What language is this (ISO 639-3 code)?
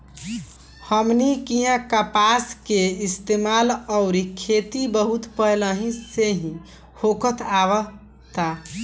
bho